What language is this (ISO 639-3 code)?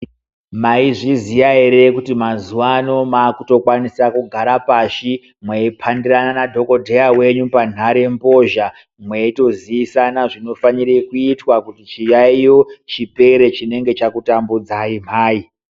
ndc